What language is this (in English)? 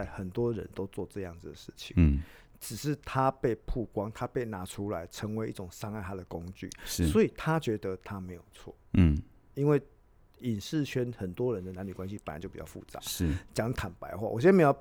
Chinese